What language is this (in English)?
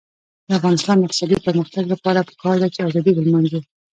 Pashto